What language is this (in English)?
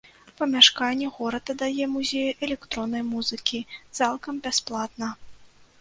Belarusian